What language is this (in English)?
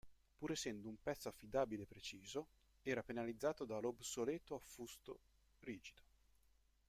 Italian